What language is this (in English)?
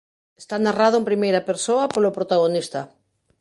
Galician